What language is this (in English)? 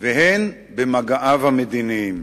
Hebrew